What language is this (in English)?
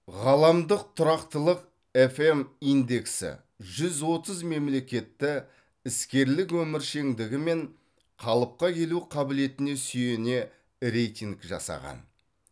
Kazakh